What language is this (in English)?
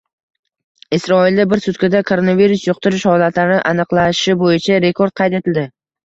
Uzbek